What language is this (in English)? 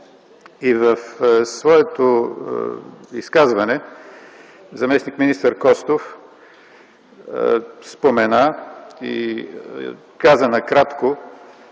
Bulgarian